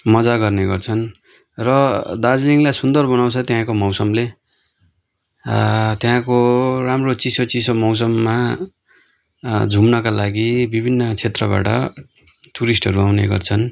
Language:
Nepali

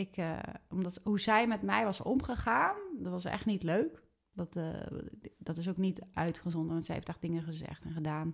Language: Dutch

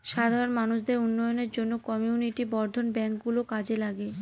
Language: Bangla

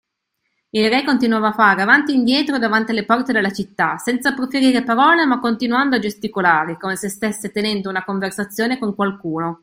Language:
Italian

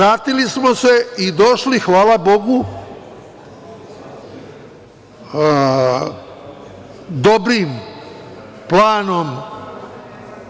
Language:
Serbian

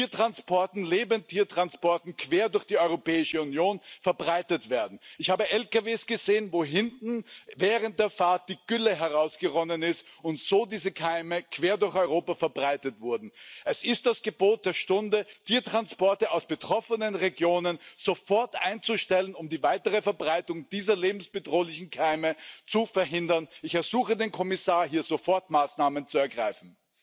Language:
Dutch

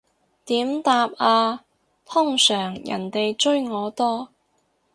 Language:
Cantonese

